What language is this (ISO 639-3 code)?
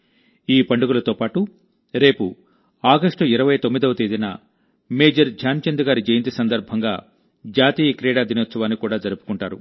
tel